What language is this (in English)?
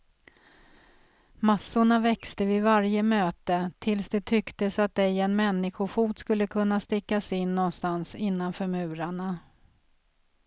Swedish